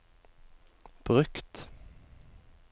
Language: Norwegian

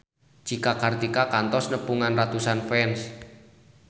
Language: Sundanese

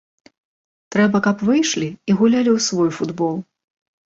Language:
Belarusian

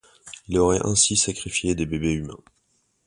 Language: French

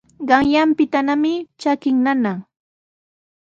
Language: Sihuas Ancash Quechua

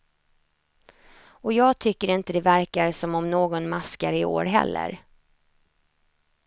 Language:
Swedish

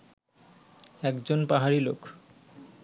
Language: Bangla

